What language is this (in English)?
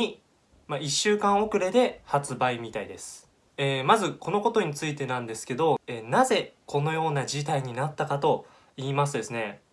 Japanese